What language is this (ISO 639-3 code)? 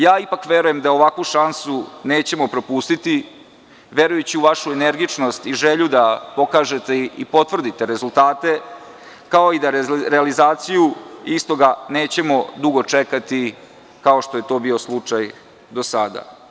srp